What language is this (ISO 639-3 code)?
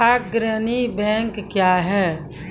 mai